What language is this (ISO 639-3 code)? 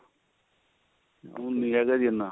pan